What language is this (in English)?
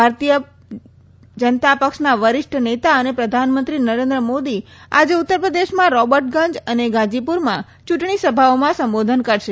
Gujarati